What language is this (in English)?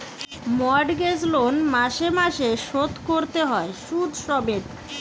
Bangla